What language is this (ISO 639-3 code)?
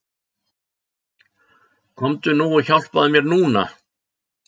isl